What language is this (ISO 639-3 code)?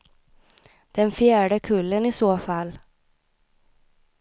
swe